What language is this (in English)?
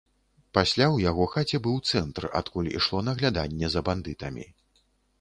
Belarusian